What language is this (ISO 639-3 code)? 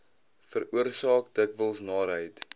afr